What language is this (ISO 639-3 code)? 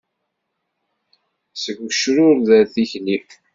kab